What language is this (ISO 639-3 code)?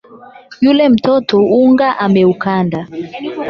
swa